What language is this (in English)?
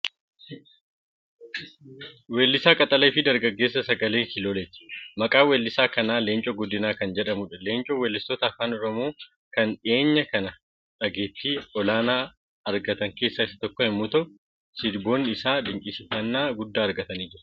Oromo